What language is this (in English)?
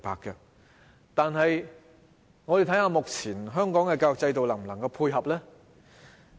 Cantonese